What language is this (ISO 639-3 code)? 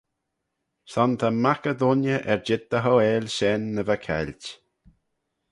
glv